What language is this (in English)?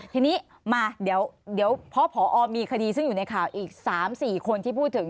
Thai